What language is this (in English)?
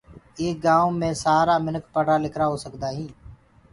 Gurgula